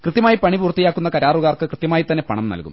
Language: Malayalam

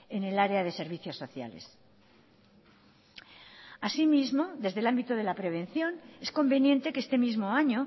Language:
Spanish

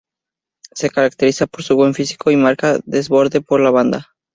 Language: Spanish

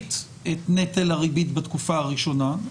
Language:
Hebrew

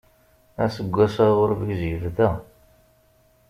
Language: Kabyle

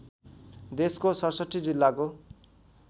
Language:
Nepali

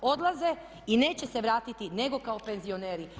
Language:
Croatian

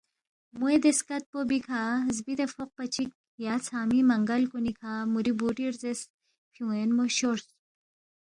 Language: Balti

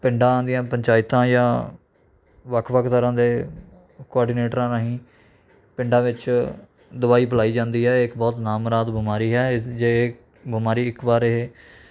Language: Punjabi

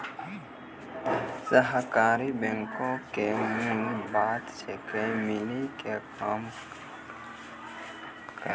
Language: Maithili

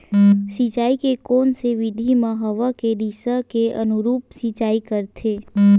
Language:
Chhattisgarhi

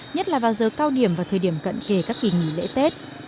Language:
Vietnamese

